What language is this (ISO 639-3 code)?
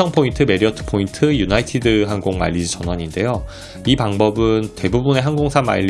kor